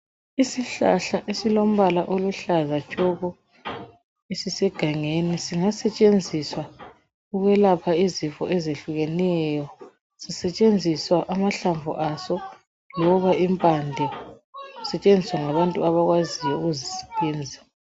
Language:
North Ndebele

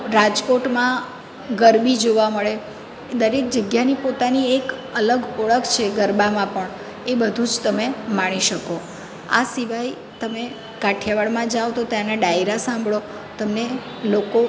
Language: Gujarati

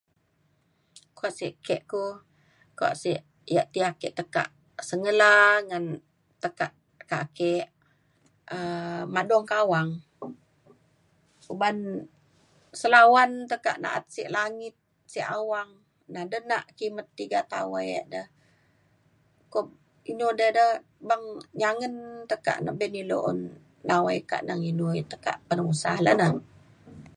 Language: Mainstream Kenyah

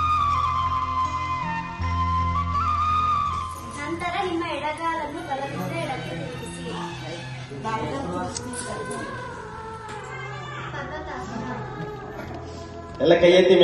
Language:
Kannada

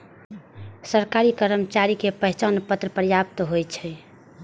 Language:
Maithili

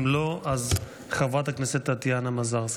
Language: Hebrew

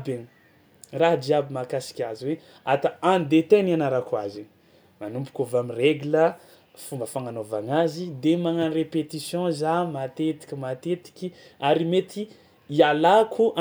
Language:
Tsimihety Malagasy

